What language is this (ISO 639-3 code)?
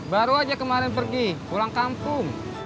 ind